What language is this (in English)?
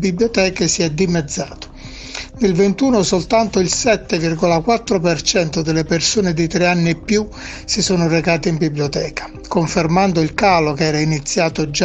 Italian